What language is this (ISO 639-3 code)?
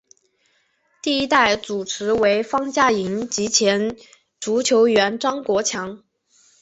zho